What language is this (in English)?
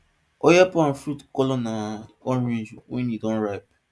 Nigerian Pidgin